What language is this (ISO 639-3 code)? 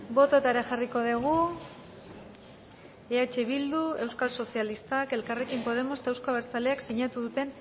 eus